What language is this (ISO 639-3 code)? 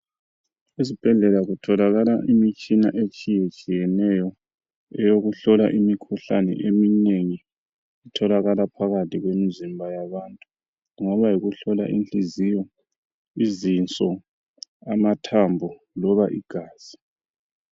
nde